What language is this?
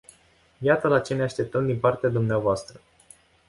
Romanian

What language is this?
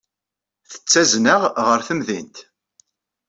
Kabyle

